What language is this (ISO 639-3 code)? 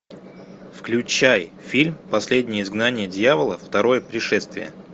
rus